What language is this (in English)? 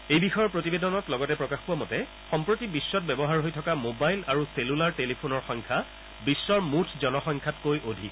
Assamese